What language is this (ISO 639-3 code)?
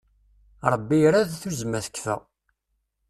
kab